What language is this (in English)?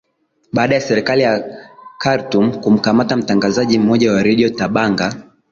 Swahili